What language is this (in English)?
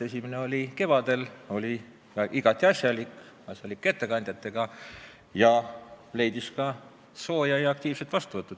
Estonian